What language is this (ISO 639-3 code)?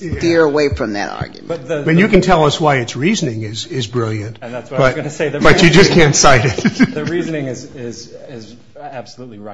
eng